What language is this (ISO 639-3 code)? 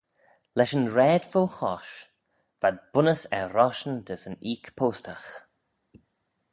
glv